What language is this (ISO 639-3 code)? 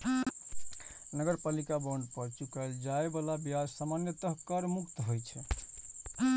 mai